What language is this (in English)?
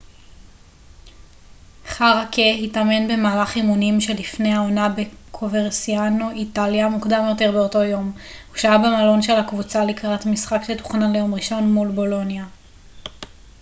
Hebrew